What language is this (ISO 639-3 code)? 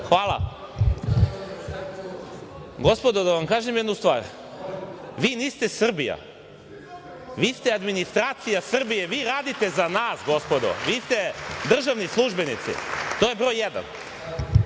srp